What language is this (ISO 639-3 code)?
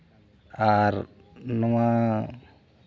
sat